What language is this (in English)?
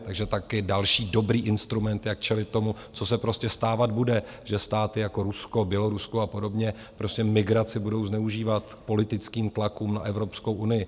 Czech